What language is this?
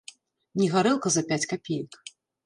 Belarusian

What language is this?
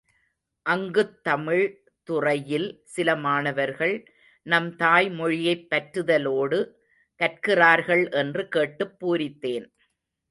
Tamil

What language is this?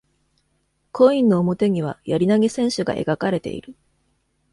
Japanese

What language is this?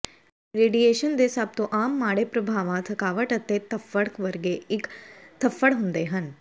Punjabi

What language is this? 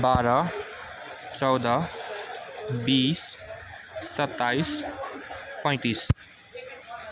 Nepali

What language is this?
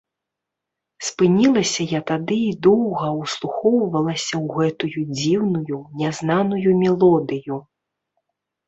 Belarusian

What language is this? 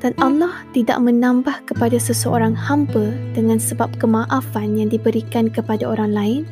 Malay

